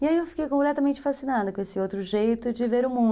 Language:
Portuguese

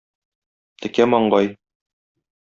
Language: Tatar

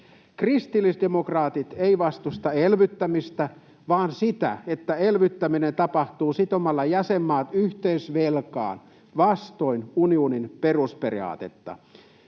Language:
Finnish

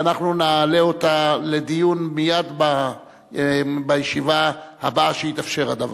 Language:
Hebrew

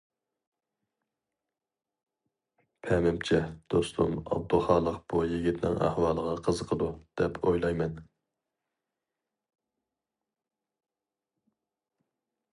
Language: Uyghur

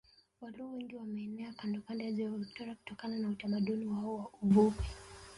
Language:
Swahili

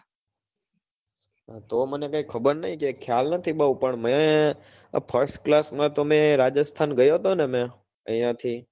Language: Gujarati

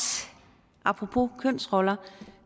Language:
Danish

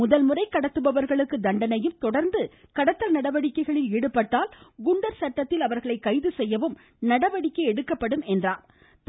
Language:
Tamil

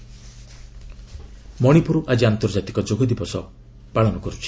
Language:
Odia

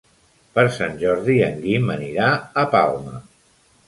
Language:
Catalan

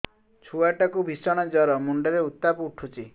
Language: Odia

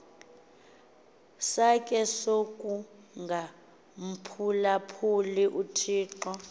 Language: Xhosa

